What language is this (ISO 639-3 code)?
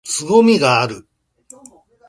jpn